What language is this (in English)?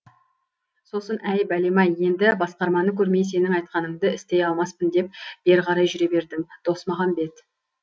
Kazakh